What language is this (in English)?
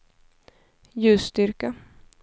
Swedish